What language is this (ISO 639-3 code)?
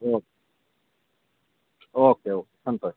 kan